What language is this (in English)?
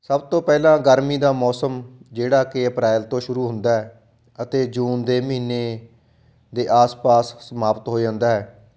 Punjabi